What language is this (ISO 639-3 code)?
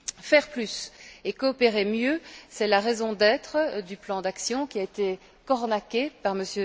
fra